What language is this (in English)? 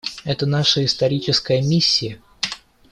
Russian